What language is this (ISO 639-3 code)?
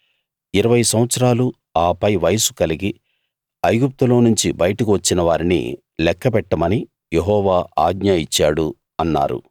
tel